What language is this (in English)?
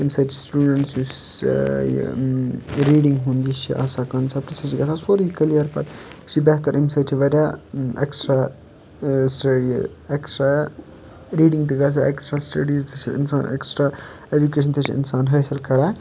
Kashmiri